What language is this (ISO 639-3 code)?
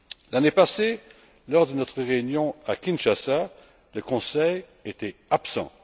fra